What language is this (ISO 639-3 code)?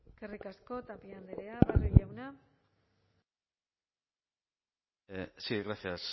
eus